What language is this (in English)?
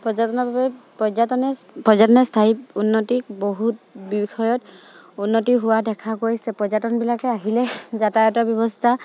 Assamese